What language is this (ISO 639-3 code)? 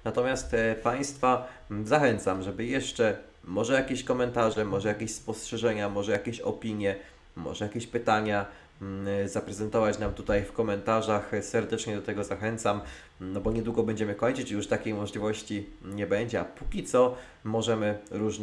pol